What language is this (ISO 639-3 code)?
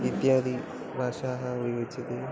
san